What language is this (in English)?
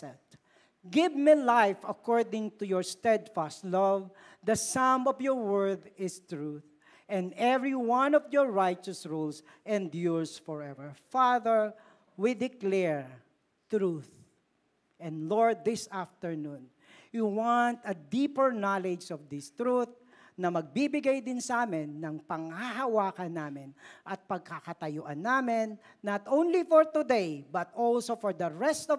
Filipino